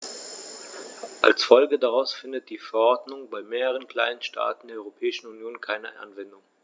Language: German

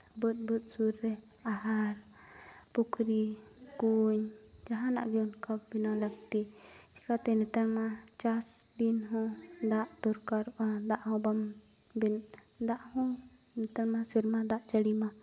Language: Santali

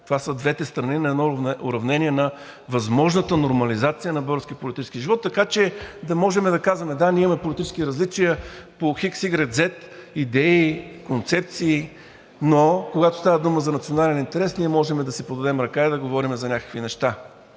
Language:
Bulgarian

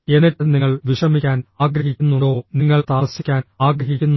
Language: Malayalam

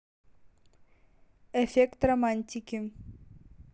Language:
Russian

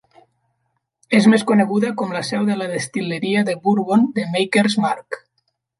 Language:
Catalan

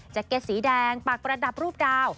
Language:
Thai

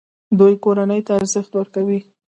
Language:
Pashto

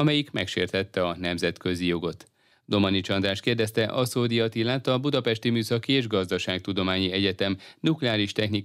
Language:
Hungarian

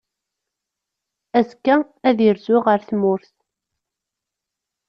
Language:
Kabyle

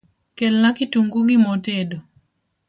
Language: Luo (Kenya and Tanzania)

